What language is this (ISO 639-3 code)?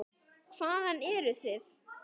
isl